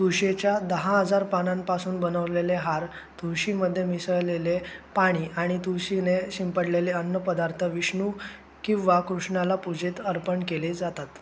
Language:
Marathi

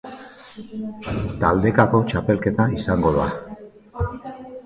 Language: Basque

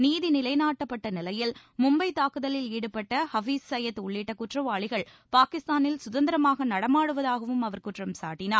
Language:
Tamil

